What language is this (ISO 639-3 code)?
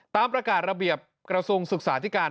tha